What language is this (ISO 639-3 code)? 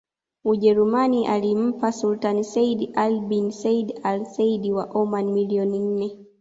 swa